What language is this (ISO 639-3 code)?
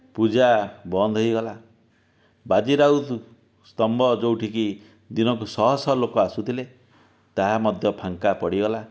ori